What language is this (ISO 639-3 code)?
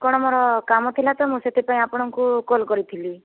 ori